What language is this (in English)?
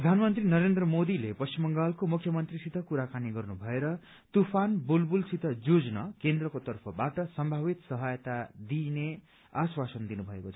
Nepali